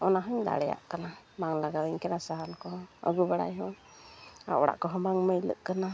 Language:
Santali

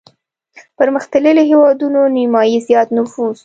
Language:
Pashto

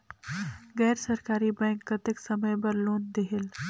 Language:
Chhattisgarhi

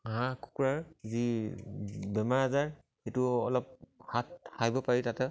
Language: Assamese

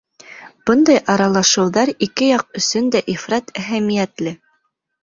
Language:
Bashkir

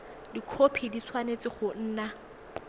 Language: Tswana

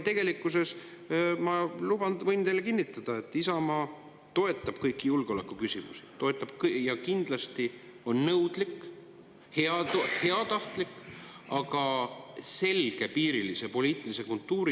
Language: Estonian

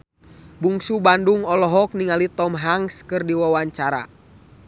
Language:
Sundanese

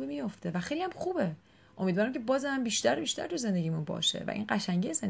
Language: Persian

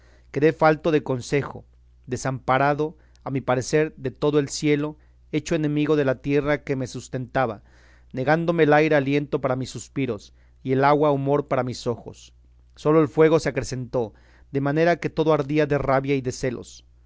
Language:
Spanish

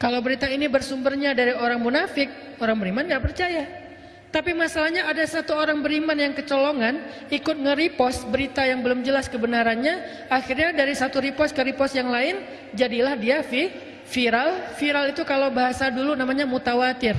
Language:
Indonesian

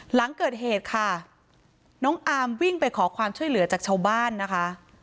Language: Thai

